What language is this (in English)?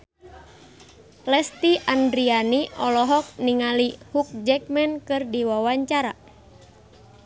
Sundanese